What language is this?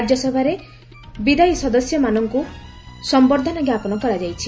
Odia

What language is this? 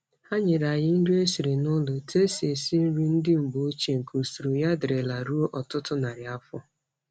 Igbo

